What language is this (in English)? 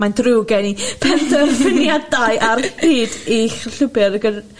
Welsh